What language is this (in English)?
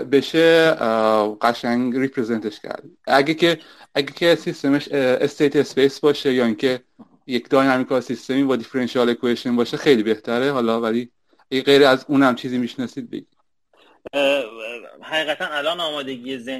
Persian